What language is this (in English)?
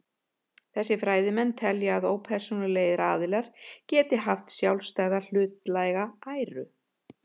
Icelandic